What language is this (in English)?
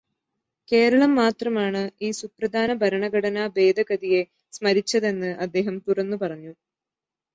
Malayalam